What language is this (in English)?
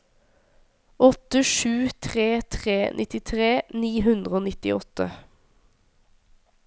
Norwegian